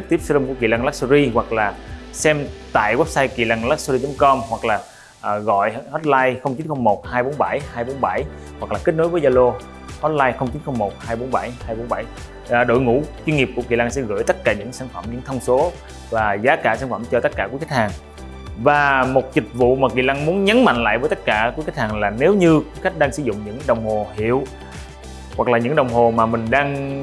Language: Vietnamese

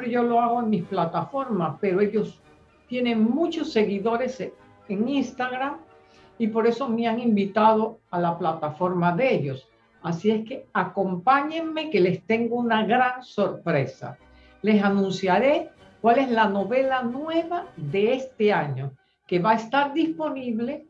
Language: Spanish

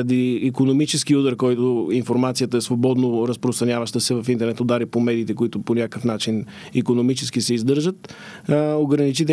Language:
Bulgarian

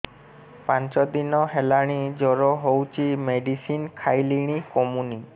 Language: Odia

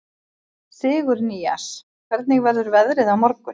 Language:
Icelandic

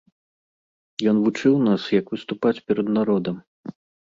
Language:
Belarusian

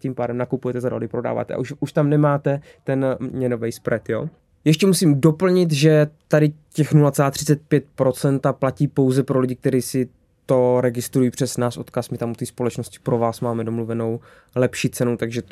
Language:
Czech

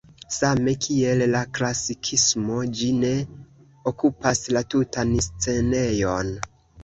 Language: Esperanto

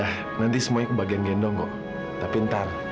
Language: Indonesian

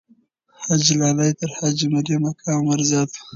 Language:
Pashto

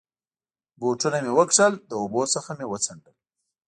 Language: Pashto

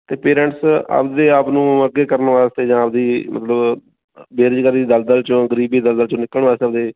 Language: Punjabi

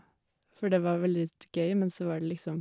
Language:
Norwegian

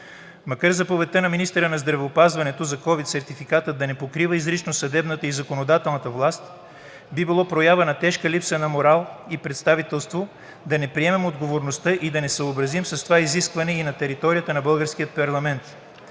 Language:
Bulgarian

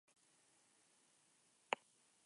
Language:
Basque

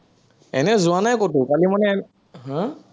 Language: Assamese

